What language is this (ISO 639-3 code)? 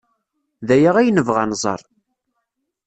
kab